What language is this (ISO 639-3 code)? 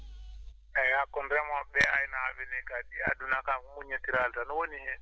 ful